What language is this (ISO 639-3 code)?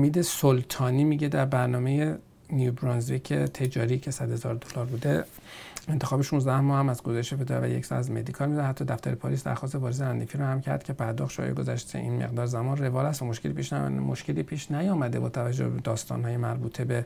fas